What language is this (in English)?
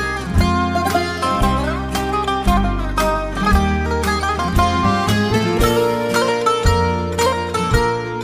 Greek